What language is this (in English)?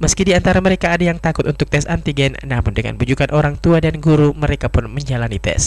Indonesian